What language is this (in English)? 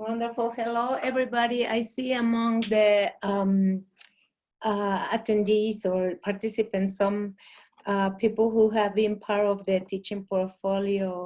English